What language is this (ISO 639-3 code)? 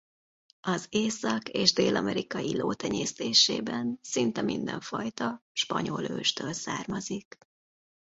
hun